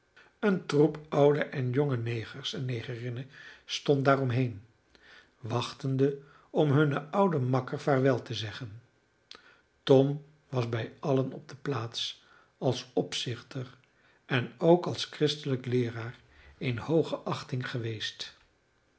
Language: Dutch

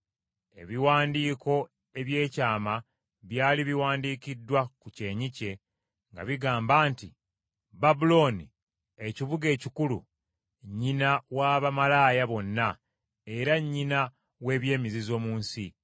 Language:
Ganda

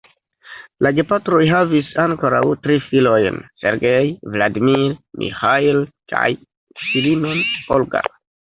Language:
Esperanto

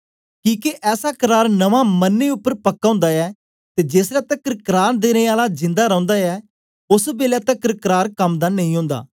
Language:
Dogri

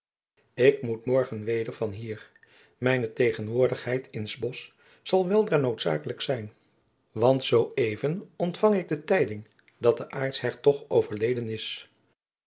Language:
Dutch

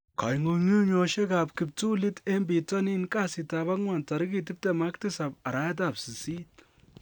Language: Kalenjin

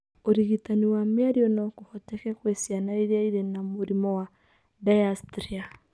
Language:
Kikuyu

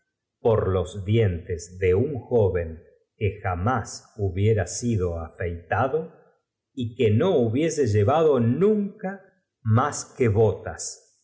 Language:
Spanish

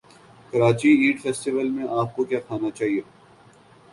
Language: Urdu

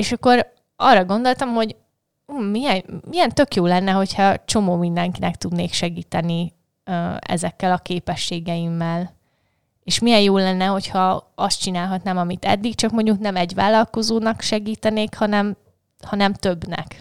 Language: Hungarian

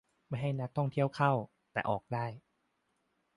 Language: Thai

